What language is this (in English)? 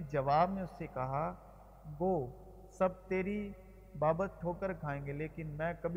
Urdu